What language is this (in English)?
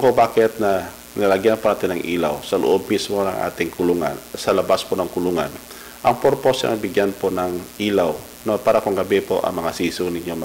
Filipino